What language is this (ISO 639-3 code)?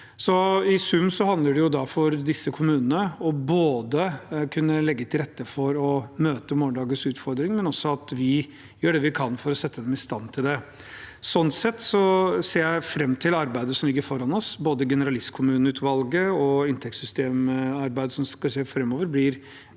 nor